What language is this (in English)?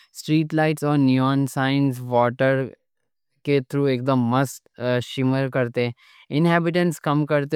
Deccan